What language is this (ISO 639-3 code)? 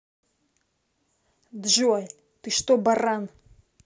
rus